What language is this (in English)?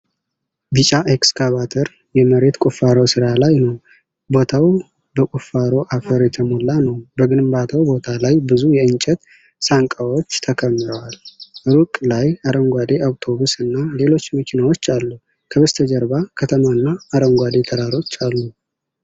Amharic